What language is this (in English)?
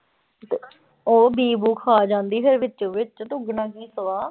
Punjabi